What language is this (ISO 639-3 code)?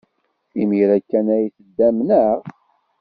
kab